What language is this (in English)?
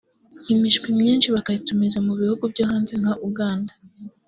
Kinyarwanda